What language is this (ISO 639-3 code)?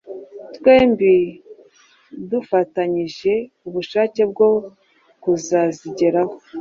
kin